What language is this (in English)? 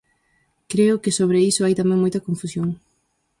Galician